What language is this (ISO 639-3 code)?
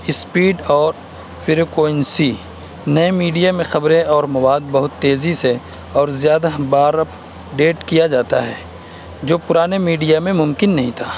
urd